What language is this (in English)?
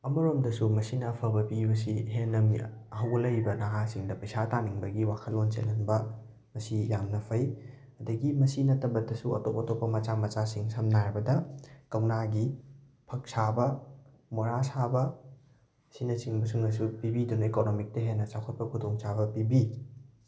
Manipuri